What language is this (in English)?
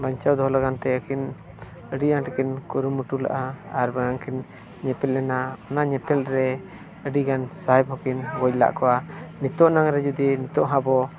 Santali